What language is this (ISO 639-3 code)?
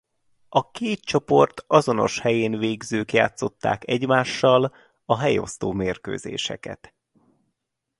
hun